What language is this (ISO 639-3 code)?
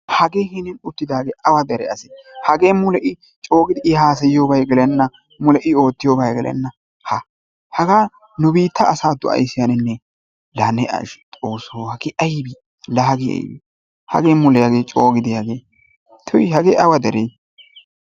wal